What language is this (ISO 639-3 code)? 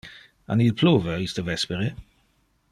ina